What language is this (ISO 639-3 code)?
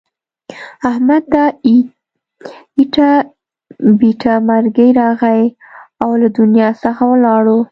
pus